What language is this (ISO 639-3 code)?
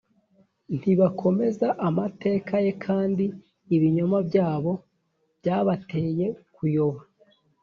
kin